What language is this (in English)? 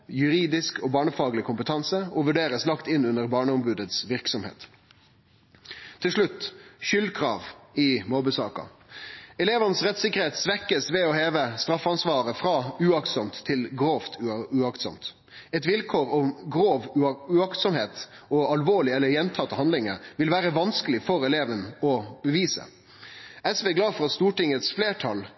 Norwegian Nynorsk